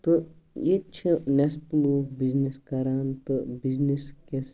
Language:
Kashmiri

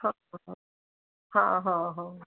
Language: Punjabi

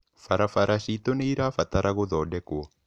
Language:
Kikuyu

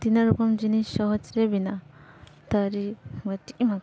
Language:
Santali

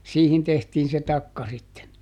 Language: Finnish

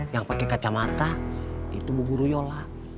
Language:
Indonesian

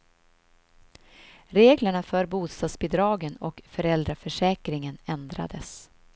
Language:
Swedish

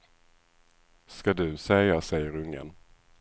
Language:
Swedish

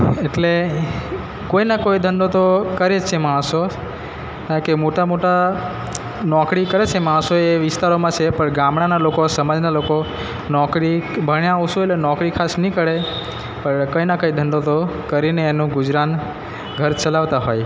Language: Gujarati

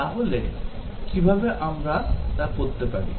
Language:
Bangla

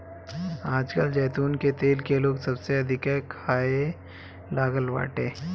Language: Bhojpuri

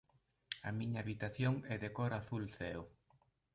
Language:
Galician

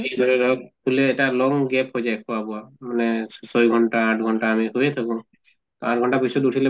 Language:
Assamese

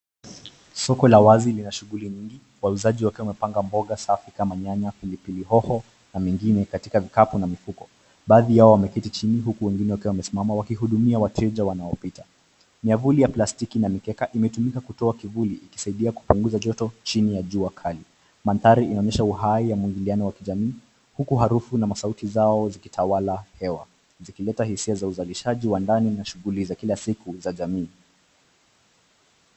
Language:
Swahili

